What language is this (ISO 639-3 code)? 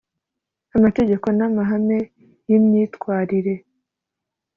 kin